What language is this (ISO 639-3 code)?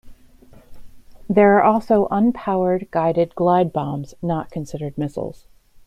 eng